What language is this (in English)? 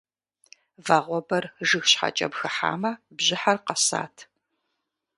Kabardian